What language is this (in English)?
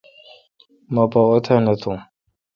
Kalkoti